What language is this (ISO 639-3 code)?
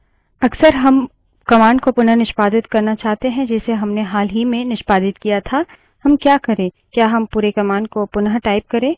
hin